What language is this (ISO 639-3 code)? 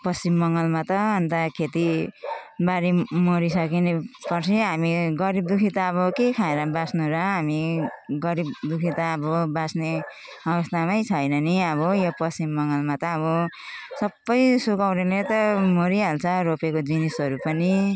nep